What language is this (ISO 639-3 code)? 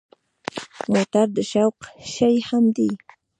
pus